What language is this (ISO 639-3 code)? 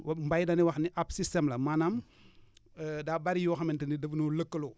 wol